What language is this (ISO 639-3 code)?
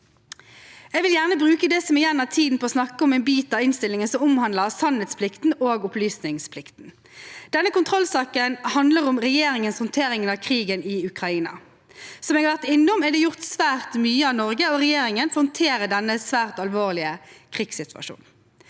nor